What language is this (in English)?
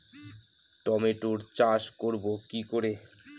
Bangla